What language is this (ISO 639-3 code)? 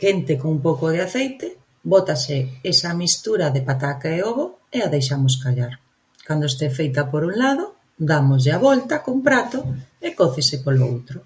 glg